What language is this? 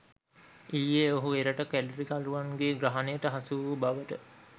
Sinhala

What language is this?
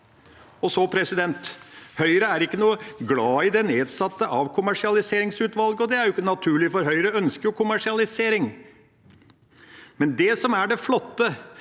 Norwegian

